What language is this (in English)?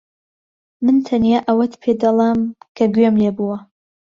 Central Kurdish